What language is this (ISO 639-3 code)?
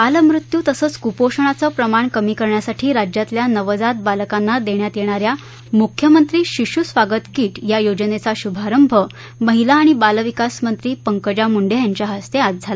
mar